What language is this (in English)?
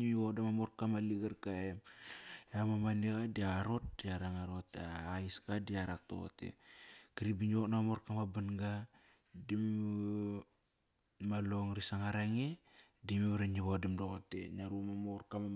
Kairak